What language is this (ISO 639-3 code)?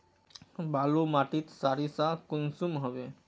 mag